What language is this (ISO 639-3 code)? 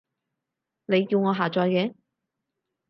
yue